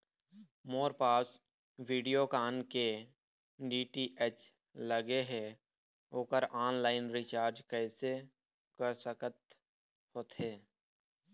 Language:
Chhattisgarhi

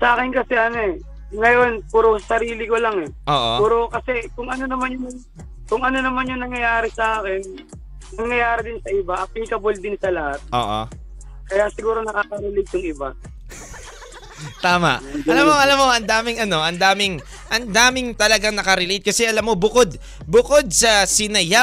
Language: Filipino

